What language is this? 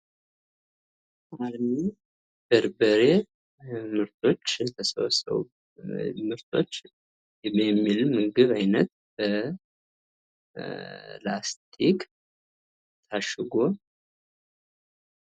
Amharic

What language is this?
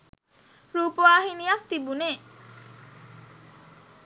Sinhala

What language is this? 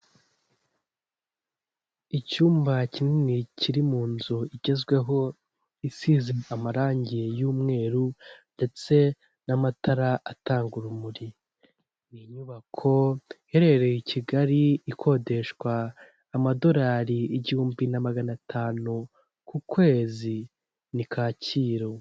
Kinyarwanda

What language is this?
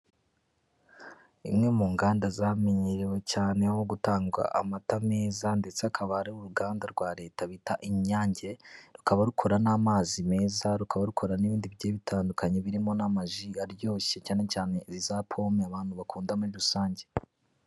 Kinyarwanda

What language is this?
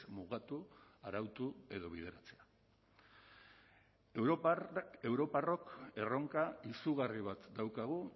Basque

